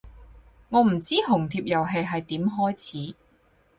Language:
Cantonese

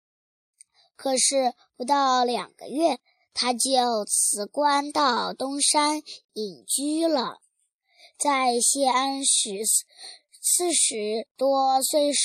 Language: Chinese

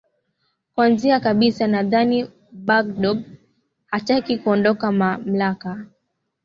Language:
Swahili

